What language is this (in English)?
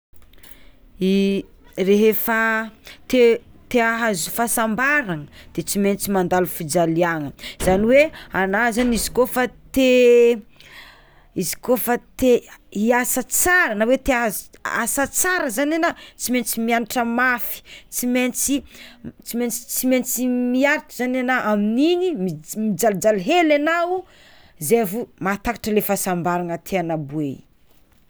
Tsimihety Malagasy